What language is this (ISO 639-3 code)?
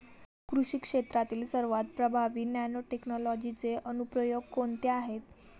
mar